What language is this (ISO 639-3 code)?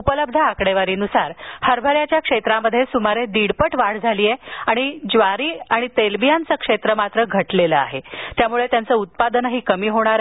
mar